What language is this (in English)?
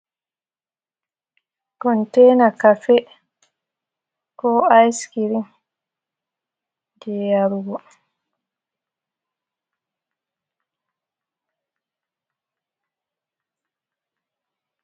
Fula